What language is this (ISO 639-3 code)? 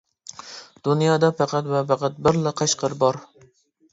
uig